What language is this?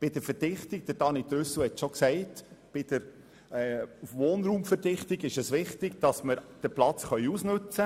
Swiss German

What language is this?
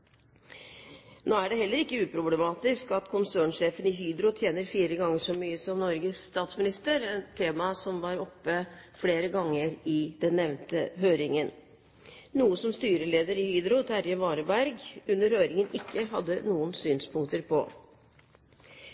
Norwegian Bokmål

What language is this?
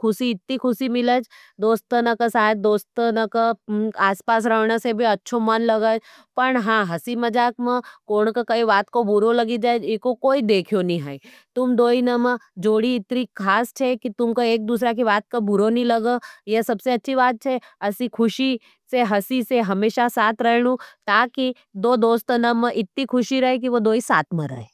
Nimadi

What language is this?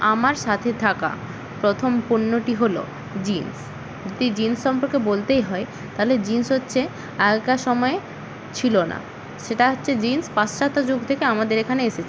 Bangla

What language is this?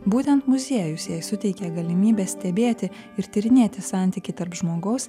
Lithuanian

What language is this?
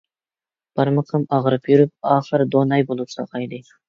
Uyghur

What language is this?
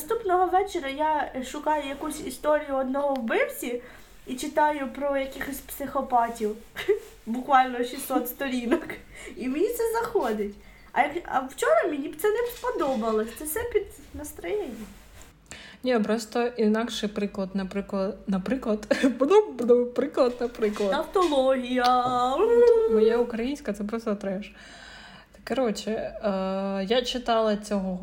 Ukrainian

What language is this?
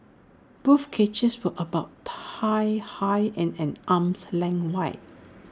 English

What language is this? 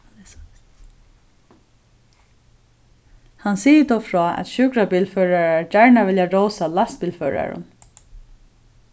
Faroese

